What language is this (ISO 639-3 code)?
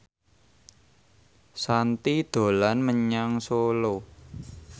jav